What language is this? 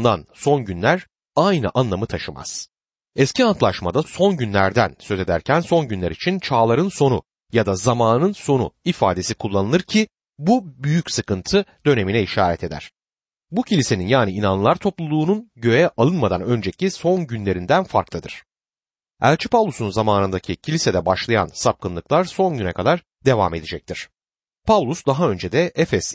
Turkish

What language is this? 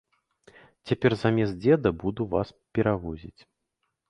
Belarusian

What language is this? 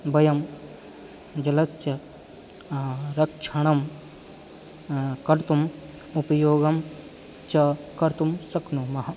Sanskrit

